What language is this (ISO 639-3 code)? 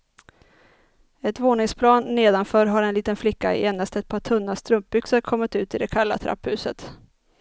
swe